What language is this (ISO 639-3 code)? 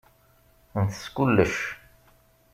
kab